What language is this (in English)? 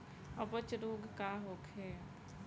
Bhojpuri